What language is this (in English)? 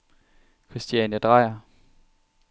Danish